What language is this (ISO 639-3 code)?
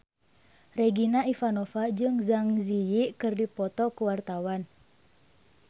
sun